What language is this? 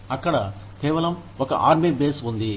Telugu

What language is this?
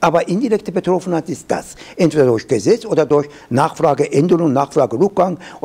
German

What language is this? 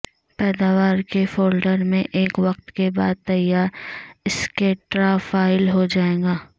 Urdu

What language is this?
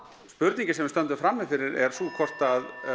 Icelandic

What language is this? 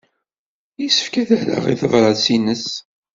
Kabyle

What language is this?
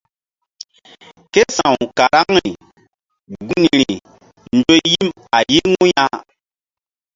Mbum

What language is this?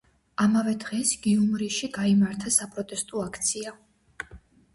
Georgian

